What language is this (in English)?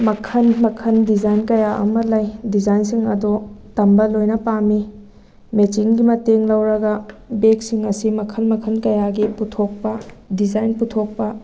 Manipuri